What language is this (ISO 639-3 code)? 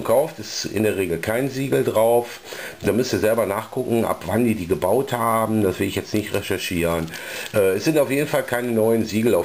deu